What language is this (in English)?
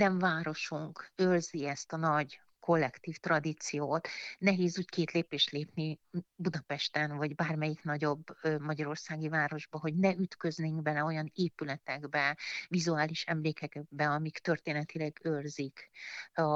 Hungarian